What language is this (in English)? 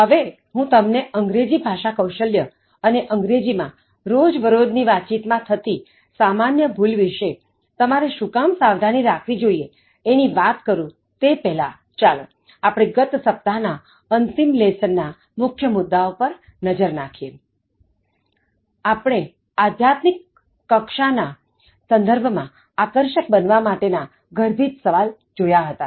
Gujarati